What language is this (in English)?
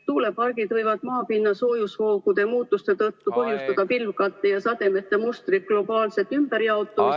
Estonian